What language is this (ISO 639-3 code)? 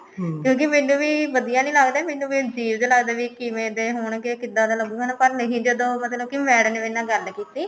pan